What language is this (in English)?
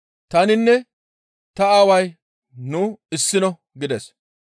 Gamo